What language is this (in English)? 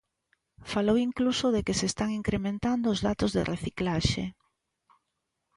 Galician